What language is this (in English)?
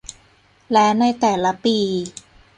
Thai